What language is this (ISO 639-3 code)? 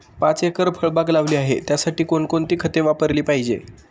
mar